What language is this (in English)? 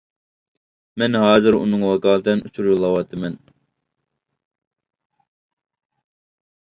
Uyghur